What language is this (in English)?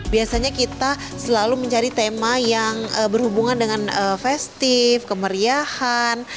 Indonesian